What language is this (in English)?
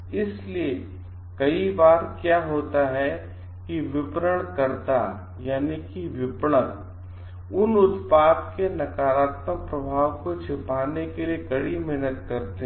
Hindi